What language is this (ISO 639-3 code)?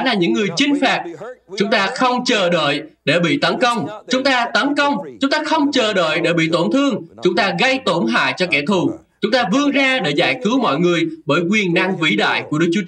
vie